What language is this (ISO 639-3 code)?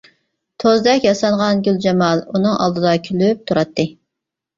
uig